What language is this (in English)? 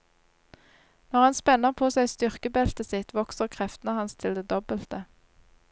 Norwegian